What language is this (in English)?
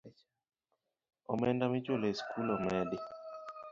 Luo (Kenya and Tanzania)